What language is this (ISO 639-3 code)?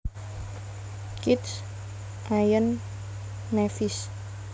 jav